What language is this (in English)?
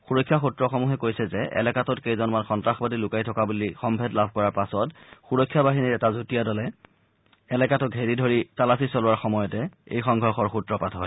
Assamese